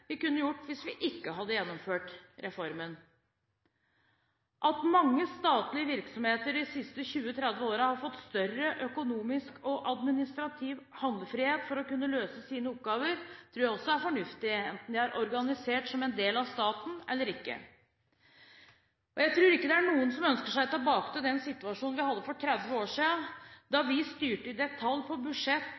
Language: Norwegian Bokmål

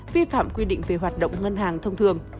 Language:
Vietnamese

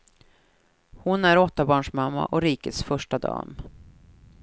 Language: Swedish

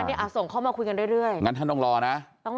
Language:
Thai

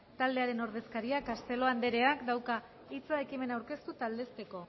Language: Basque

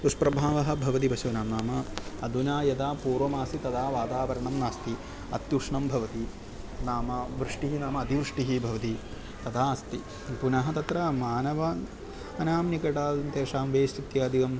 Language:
Sanskrit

